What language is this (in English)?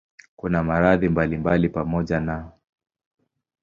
Swahili